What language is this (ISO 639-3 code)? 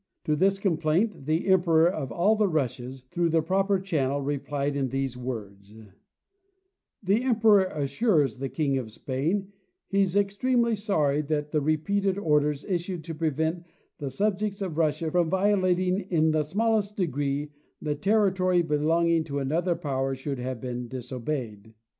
eng